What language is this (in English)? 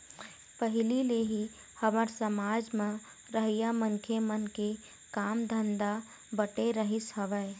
Chhattisgarhi